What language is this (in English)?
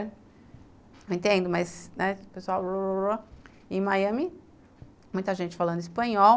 Portuguese